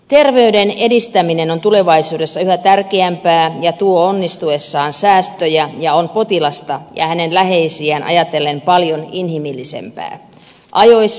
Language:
Finnish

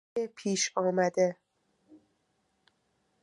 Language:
Persian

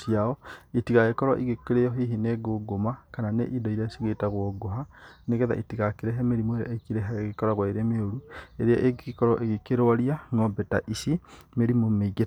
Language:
Kikuyu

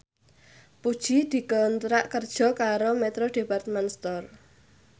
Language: Javanese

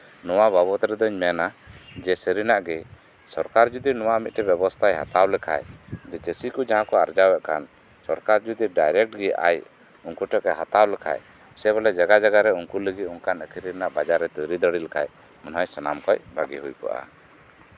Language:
Santali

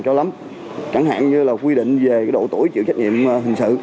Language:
Vietnamese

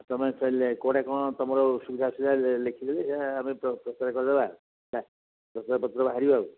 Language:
Odia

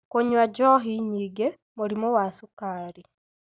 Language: Kikuyu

